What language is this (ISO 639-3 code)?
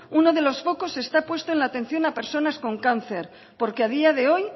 spa